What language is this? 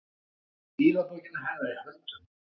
Icelandic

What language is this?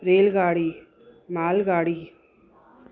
Sindhi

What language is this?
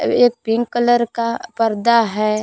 Hindi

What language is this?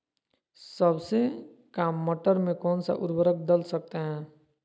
Magahi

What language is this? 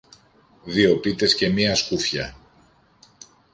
Greek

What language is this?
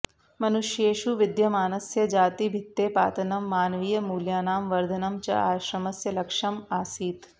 Sanskrit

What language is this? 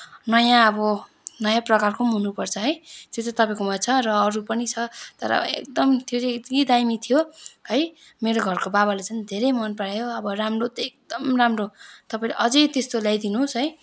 Nepali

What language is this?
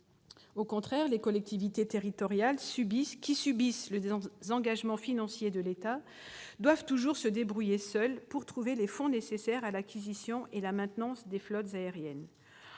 French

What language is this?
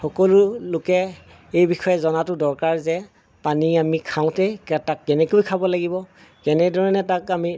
Assamese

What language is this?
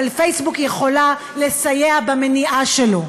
Hebrew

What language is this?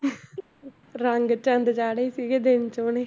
Punjabi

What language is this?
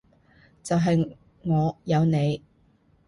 Cantonese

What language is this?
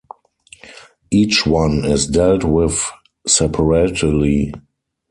English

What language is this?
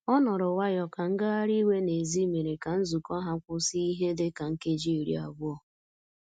Igbo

